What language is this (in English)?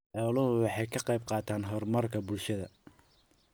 Somali